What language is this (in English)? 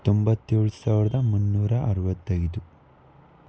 Kannada